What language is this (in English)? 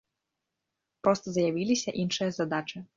Belarusian